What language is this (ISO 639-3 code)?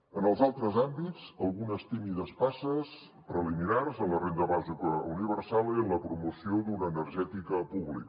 cat